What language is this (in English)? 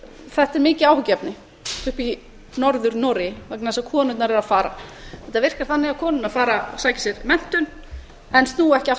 Icelandic